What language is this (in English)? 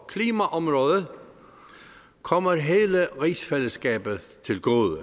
Danish